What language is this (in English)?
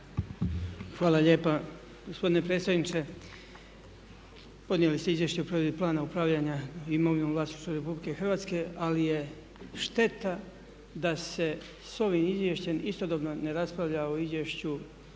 Croatian